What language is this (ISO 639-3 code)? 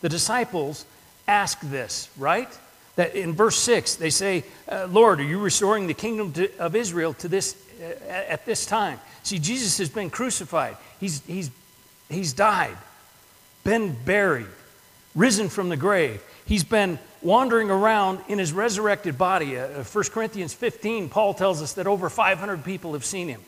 eng